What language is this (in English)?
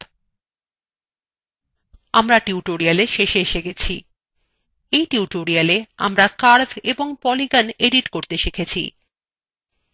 Bangla